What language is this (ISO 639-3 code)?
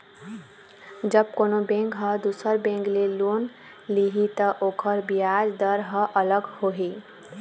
hne